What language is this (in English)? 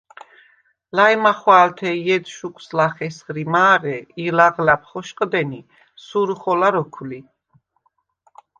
Svan